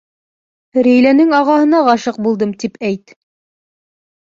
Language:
Bashkir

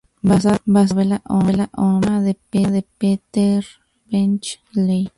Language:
Spanish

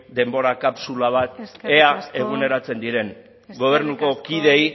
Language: Basque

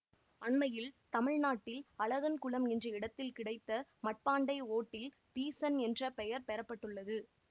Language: Tamil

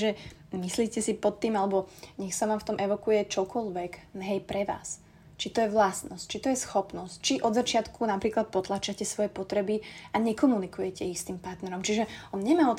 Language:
Slovak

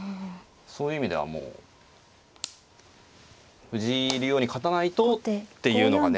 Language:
Japanese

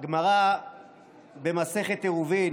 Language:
Hebrew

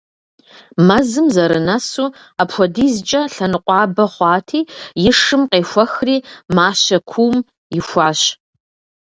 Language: Kabardian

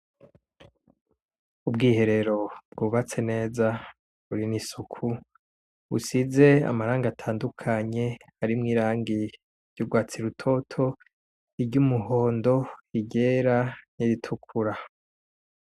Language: Rundi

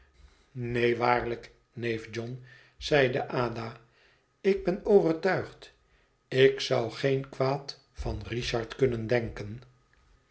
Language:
Dutch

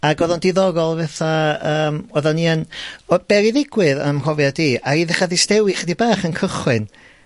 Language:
Welsh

